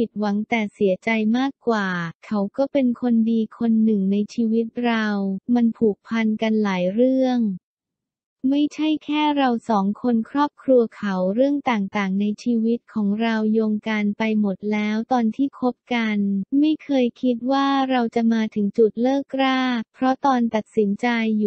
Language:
Thai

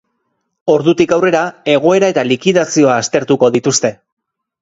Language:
Basque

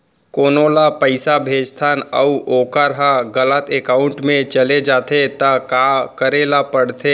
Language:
Chhattisgarhi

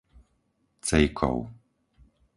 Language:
Slovak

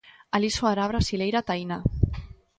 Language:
Galician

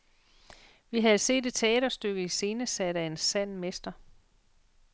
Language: Danish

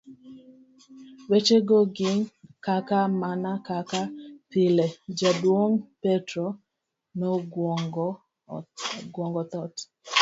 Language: Luo (Kenya and Tanzania)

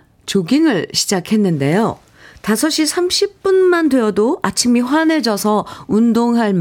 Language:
Korean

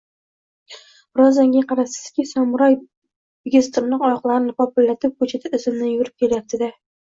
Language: Uzbek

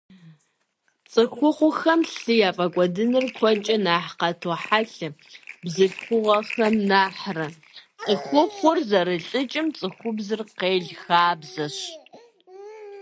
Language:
Kabardian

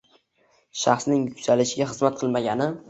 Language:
Uzbek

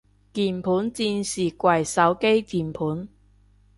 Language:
Cantonese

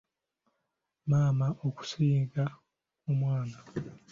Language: Ganda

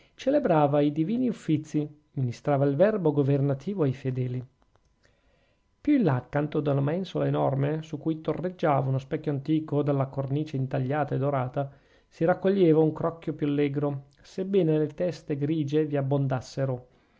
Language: Italian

